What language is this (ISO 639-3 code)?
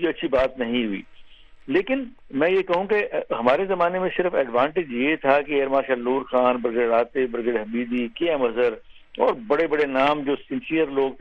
urd